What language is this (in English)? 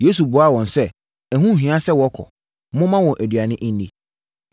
Akan